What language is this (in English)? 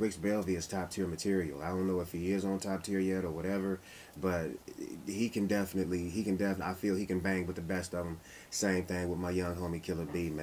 English